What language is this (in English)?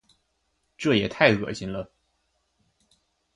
Chinese